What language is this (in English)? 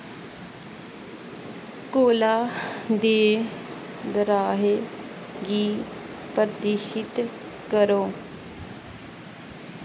Dogri